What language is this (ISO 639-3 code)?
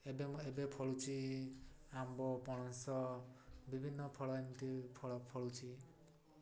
ori